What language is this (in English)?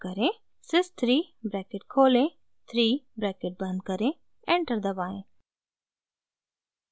Hindi